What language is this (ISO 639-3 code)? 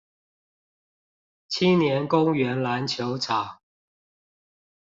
zho